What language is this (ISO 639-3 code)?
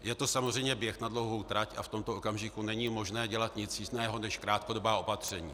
ces